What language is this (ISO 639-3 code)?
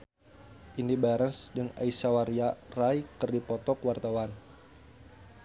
sun